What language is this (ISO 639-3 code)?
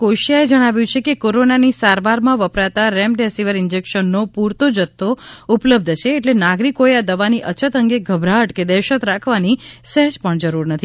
guj